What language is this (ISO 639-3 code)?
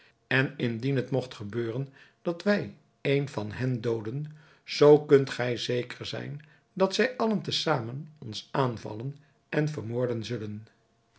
nld